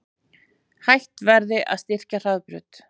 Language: Icelandic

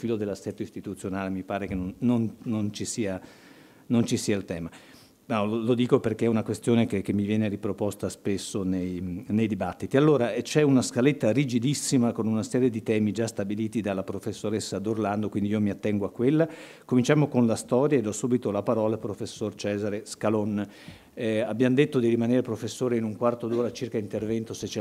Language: Italian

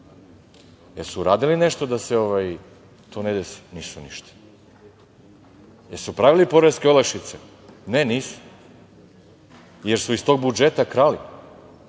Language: Serbian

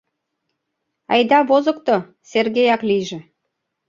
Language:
Mari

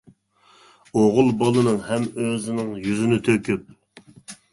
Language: Uyghur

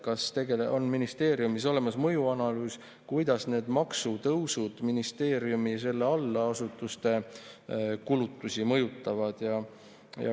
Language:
Estonian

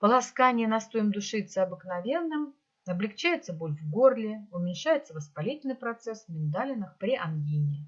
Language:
Russian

